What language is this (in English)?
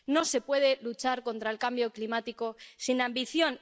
Spanish